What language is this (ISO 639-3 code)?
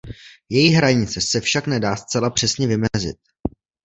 ces